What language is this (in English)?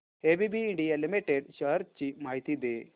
Marathi